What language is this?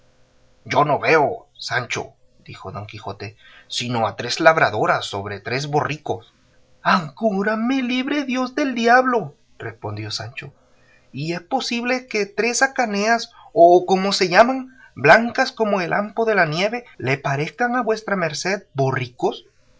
Spanish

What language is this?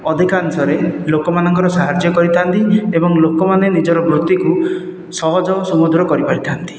Odia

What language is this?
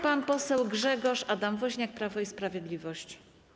Polish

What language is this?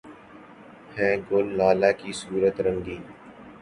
Urdu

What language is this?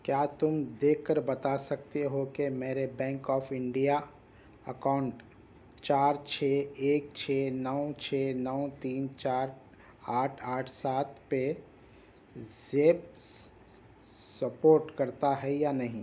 Urdu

